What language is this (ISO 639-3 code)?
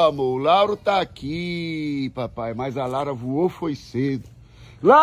por